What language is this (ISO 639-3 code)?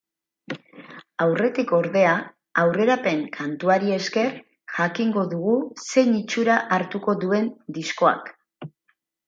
eus